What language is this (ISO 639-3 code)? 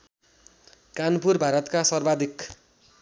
nep